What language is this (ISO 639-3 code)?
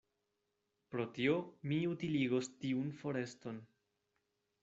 epo